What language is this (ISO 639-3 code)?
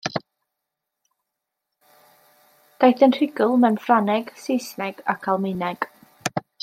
cym